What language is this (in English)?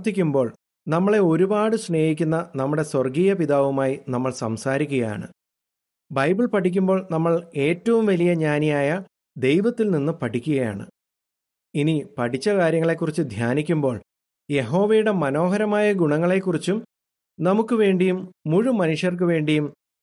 Malayalam